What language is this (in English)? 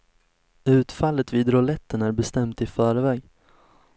Swedish